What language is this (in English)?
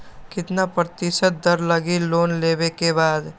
Magahi